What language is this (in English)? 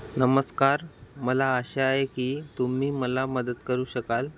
Marathi